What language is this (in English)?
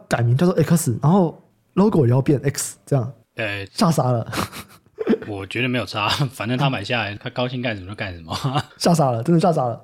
Chinese